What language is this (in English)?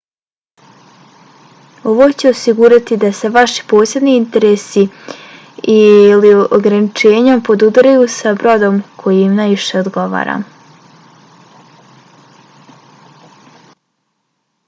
Bosnian